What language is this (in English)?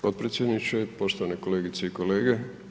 Croatian